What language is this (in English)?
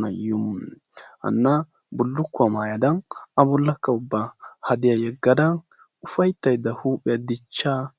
Wolaytta